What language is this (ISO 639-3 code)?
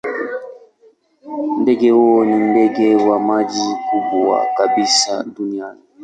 swa